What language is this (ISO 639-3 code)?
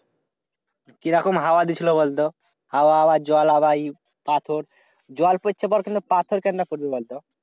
ben